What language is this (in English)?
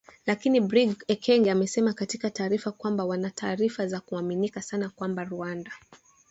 Swahili